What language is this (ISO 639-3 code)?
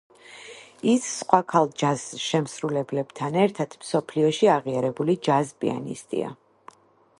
kat